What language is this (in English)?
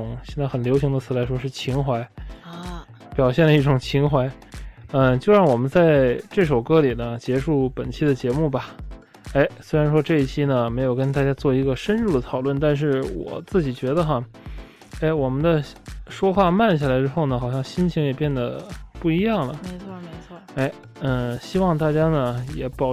Chinese